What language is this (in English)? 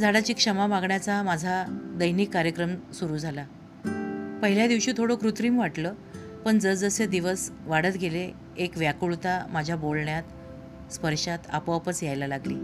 Marathi